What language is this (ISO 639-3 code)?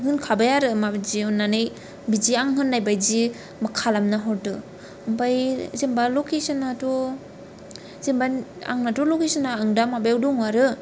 brx